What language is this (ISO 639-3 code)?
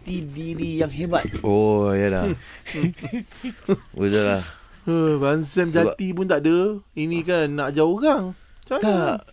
msa